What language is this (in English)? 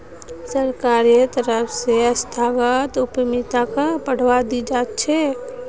Magahi